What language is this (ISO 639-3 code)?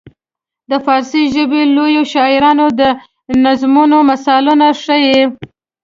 pus